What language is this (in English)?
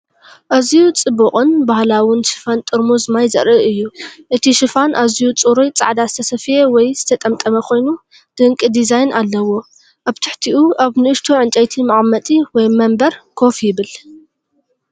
Tigrinya